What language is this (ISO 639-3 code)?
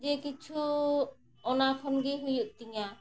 sat